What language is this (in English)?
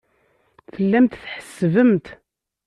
Kabyle